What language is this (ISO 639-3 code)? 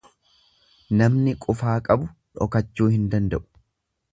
orm